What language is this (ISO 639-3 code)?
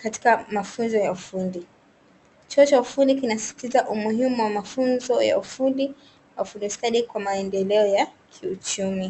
swa